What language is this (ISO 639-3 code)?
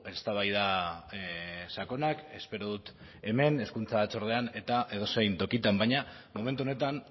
eus